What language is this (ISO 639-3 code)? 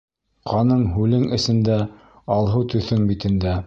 bak